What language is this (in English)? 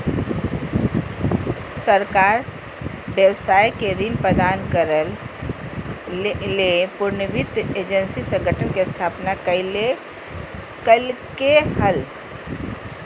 Magahi